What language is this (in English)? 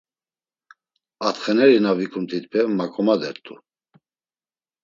Laz